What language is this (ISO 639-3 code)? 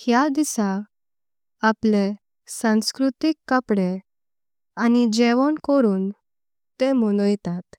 kok